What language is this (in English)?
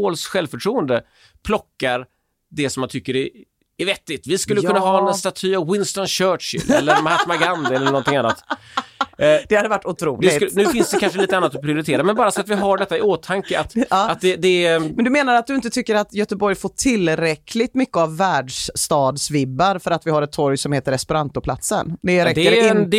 Swedish